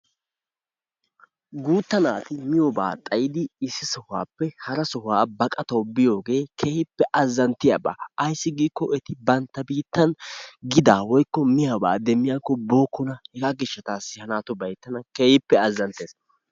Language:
Wolaytta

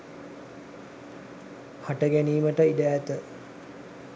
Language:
Sinhala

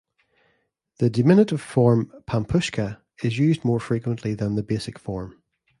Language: English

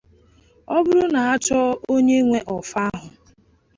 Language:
Igbo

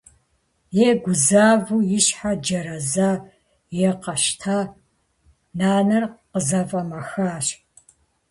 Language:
Kabardian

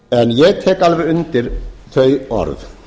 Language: Icelandic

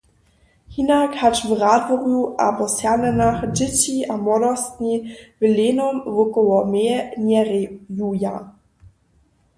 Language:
Upper Sorbian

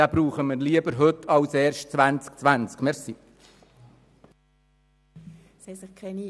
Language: Swiss German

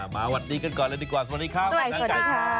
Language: Thai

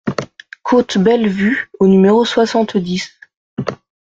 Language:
French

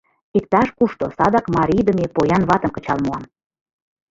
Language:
Mari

